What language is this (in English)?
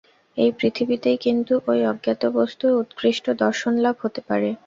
Bangla